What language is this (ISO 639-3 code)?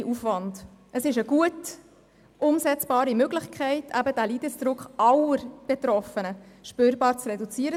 gsw